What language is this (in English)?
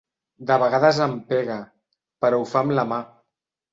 Catalan